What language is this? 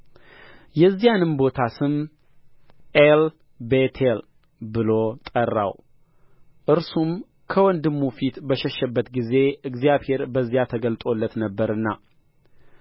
Amharic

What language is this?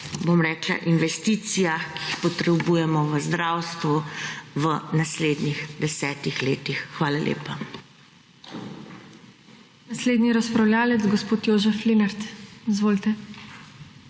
Slovenian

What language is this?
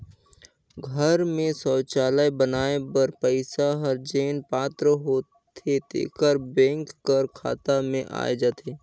Chhattisgarhi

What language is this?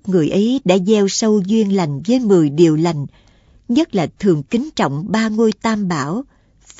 Vietnamese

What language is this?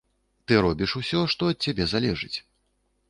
Belarusian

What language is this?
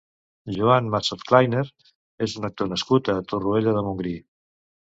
Catalan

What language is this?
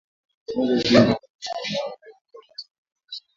Swahili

